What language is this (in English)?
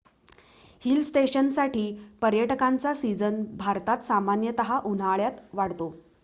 Marathi